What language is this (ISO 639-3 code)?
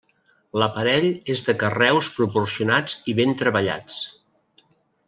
cat